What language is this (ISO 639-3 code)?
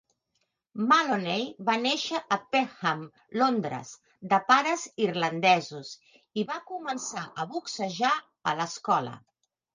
cat